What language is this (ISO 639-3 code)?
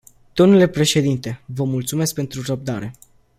ron